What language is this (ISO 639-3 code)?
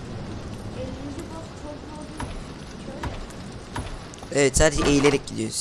tur